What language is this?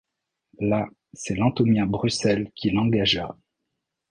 French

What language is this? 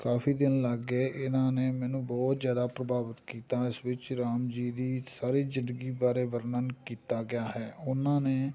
Punjabi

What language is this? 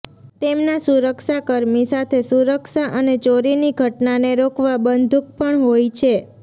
Gujarati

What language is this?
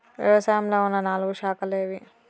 Telugu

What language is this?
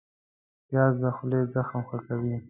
Pashto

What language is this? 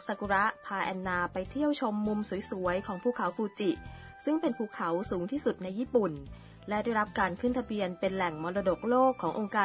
Thai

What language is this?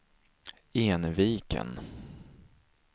Swedish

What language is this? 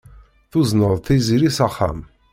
Kabyle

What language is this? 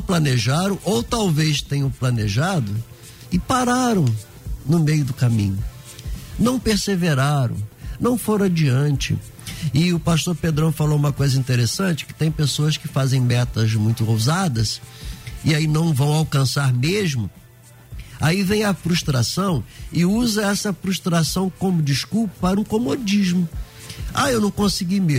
Portuguese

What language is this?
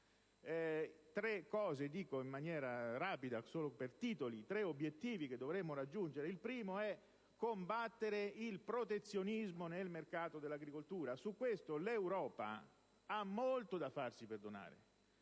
Italian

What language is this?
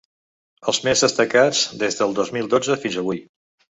Catalan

